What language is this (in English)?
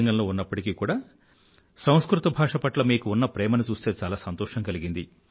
Telugu